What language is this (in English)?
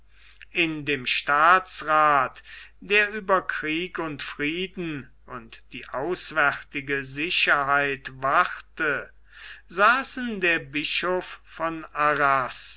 German